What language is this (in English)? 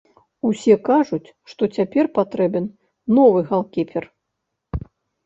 Belarusian